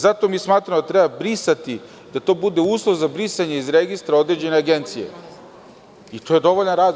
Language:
Serbian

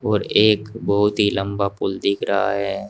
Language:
Hindi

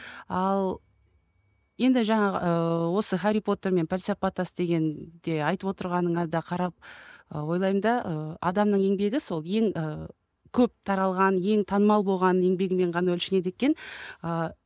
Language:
Kazakh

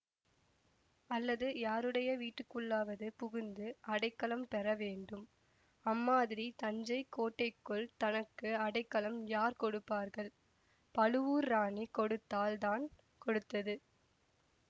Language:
Tamil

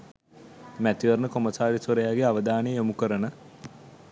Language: Sinhala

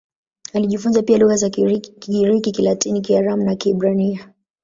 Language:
Swahili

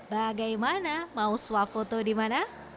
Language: Indonesian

